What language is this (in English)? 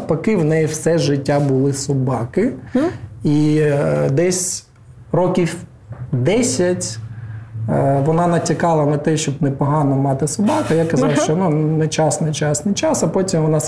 Ukrainian